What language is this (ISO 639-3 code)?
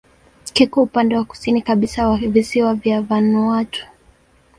swa